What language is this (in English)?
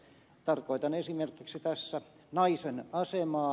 Finnish